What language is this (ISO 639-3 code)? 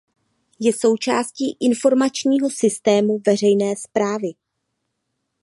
ces